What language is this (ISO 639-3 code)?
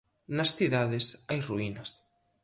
glg